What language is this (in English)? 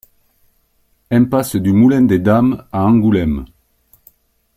French